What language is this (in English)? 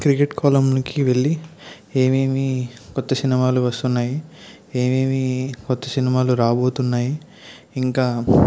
Telugu